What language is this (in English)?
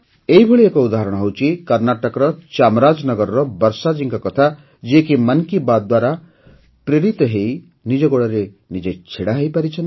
Odia